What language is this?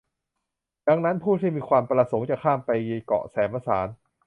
Thai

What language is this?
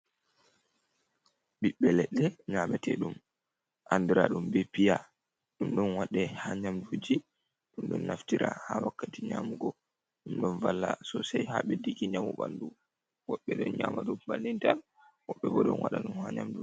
Fula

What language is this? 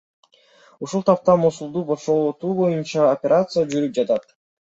Kyrgyz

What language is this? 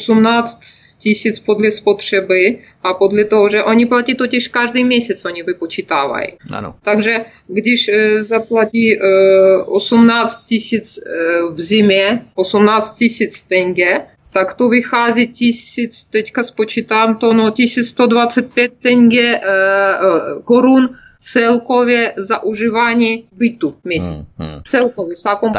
Czech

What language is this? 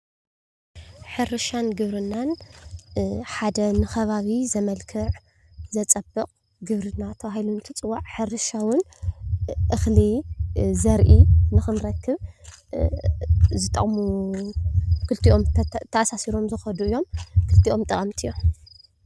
Tigrinya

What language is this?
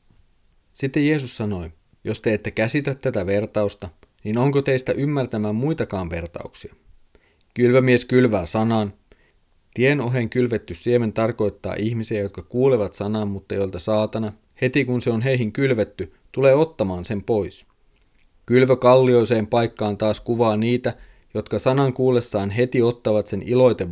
Finnish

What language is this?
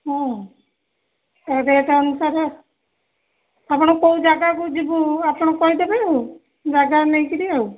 Odia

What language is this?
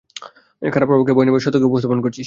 Bangla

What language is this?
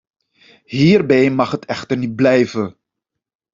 Dutch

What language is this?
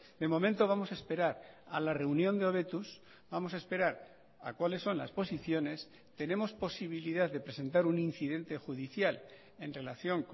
Spanish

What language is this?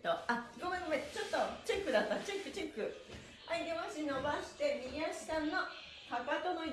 Japanese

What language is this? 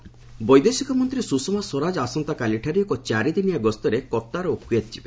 Odia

